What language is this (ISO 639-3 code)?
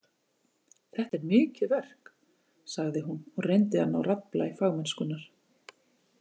isl